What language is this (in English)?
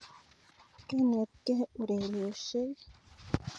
Kalenjin